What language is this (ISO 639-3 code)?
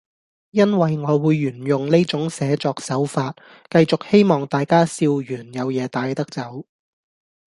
yue